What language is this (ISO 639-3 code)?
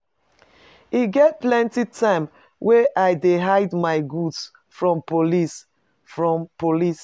pcm